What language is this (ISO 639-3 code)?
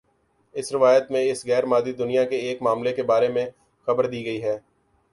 urd